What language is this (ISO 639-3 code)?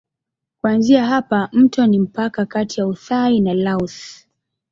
swa